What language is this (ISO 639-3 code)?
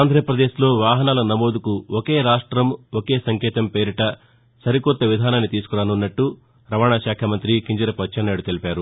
tel